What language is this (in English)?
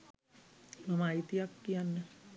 Sinhala